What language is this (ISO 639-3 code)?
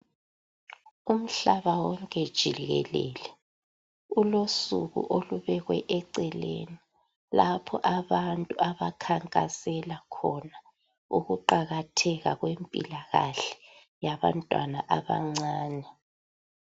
nde